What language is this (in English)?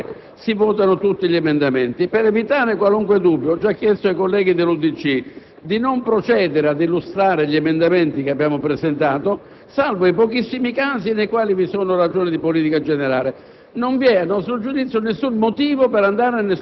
Italian